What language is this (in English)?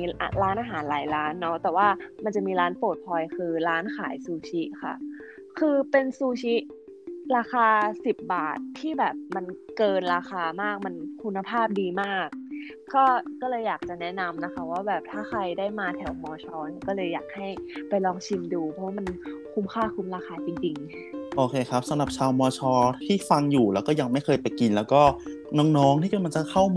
Thai